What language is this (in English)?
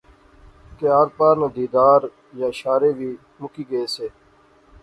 Pahari-Potwari